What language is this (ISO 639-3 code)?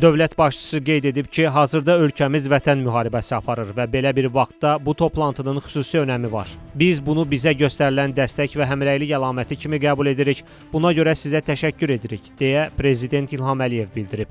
tur